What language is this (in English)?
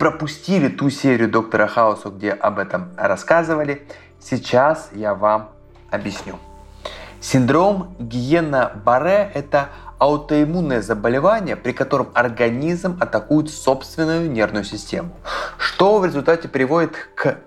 Russian